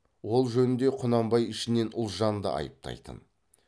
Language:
Kazakh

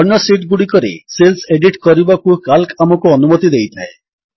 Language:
Odia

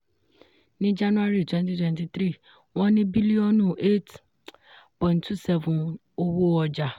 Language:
Yoruba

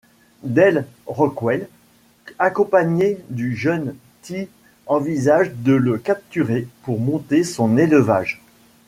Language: French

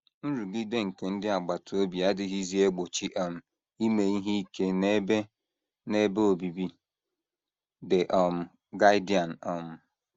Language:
Igbo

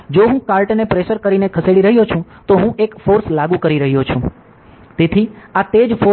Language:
Gujarati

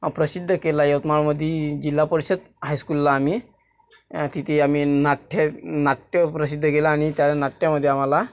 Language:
Marathi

